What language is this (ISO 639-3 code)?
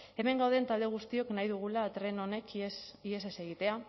eus